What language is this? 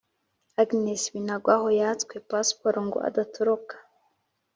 Kinyarwanda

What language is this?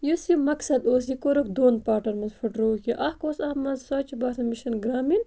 Kashmiri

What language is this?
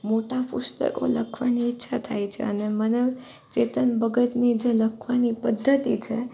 Gujarati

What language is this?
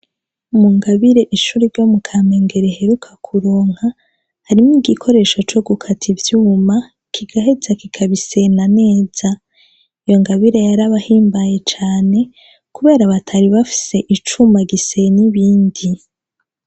Rundi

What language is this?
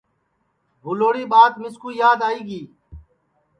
Sansi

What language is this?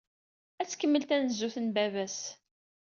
Kabyle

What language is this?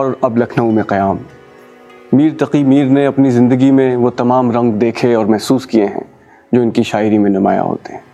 Urdu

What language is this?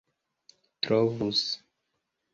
Esperanto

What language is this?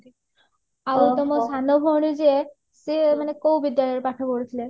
Odia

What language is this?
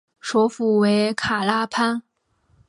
Chinese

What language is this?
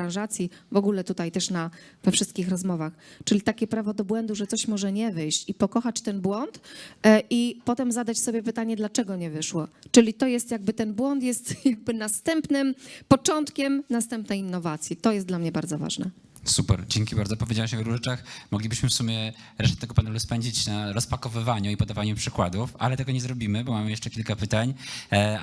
Polish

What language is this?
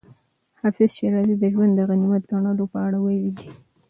Pashto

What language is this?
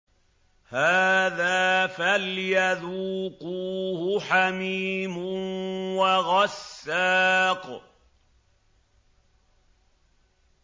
Arabic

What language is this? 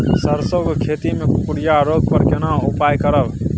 Maithili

